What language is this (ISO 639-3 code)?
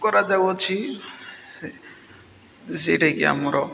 ori